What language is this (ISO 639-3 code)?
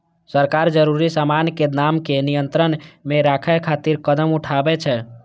mai